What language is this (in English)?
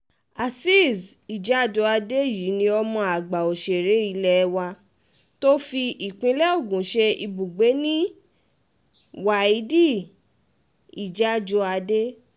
Yoruba